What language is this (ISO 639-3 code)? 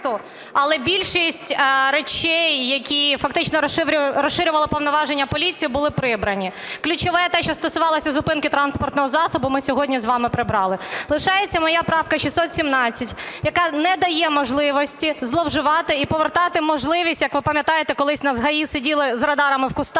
ukr